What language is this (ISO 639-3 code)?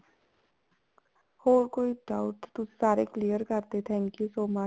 pan